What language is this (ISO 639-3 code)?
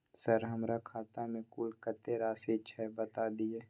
mai